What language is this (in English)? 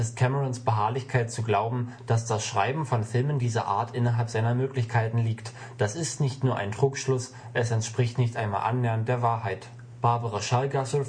German